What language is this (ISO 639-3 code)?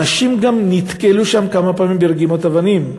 heb